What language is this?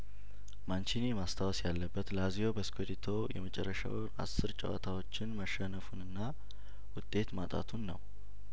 Amharic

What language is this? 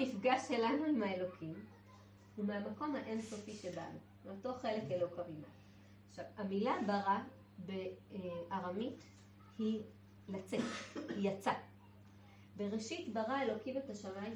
Hebrew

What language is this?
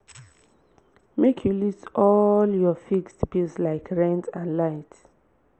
Nigerian Pidgin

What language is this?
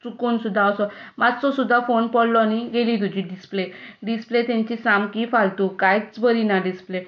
Konkani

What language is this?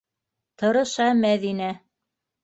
Bashkir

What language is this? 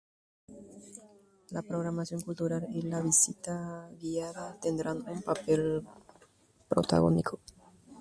Spanish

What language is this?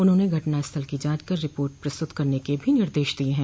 Hindi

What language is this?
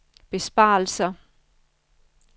Danish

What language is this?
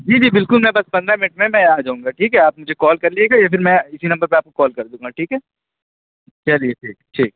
Urdu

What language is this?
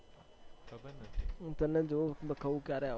Gujarati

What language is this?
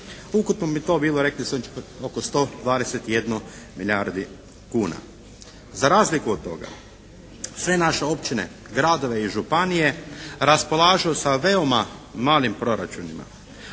Croatian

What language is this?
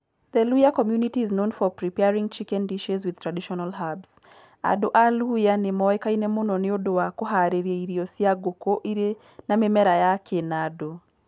Kikuyu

